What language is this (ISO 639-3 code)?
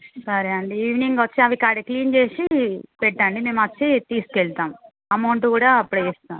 tel